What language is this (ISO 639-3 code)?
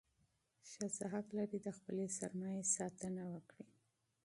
pus